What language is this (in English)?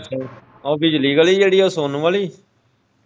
Punjabi